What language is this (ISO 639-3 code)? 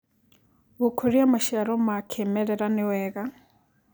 kik